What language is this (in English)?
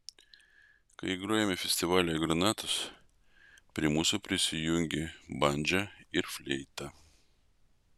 Lithuanian